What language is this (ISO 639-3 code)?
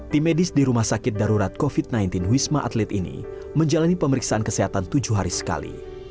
ind